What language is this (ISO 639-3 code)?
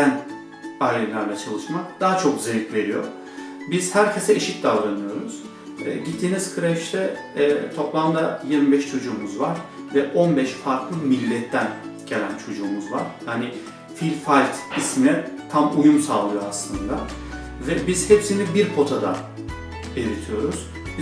tur